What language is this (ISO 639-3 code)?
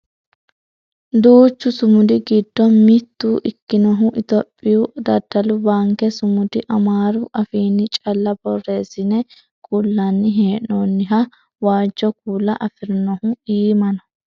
sid